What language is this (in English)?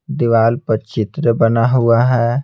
Hindi